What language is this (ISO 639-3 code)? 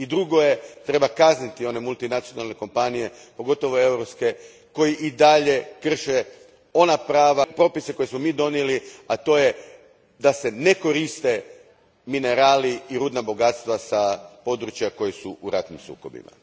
hrv